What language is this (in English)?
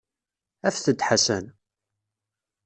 Kabyle